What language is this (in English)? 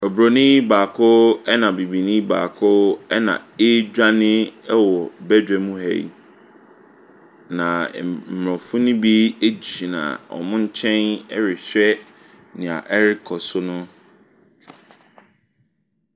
Akan